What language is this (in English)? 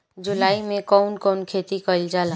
Bhojpuri